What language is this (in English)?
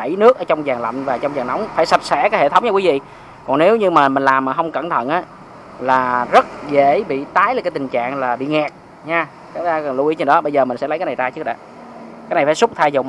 Vietnamese